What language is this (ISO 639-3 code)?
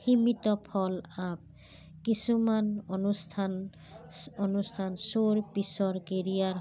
asm